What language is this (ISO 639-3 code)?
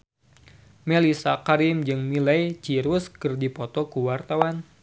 sun